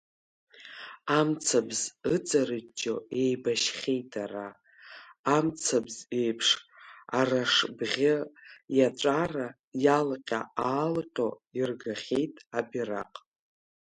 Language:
Abkhazian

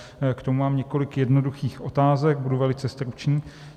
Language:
Czech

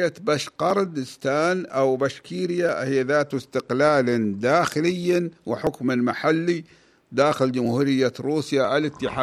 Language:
Arabic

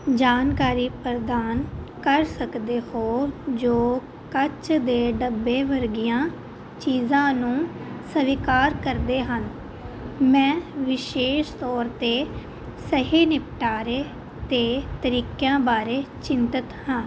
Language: Punjabi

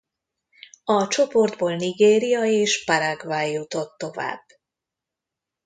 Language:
Hungarian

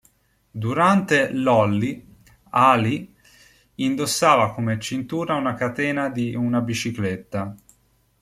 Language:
Italian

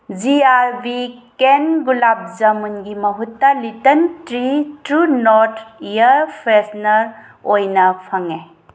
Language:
Manipuri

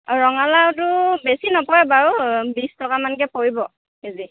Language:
Assamese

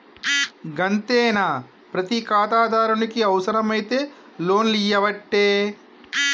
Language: Telugu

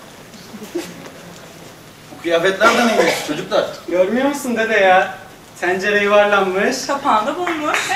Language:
Turkish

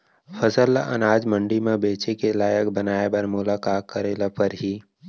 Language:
Chhattisgarhi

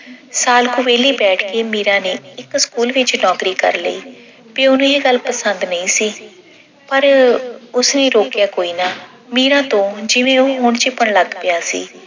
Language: Punjabi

